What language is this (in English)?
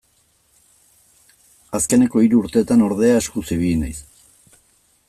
Basque